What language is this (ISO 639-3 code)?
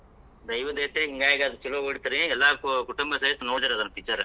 kan